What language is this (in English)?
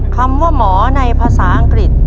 Thai